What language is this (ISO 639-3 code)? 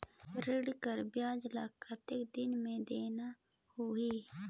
hne